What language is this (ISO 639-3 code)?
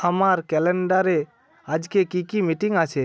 ben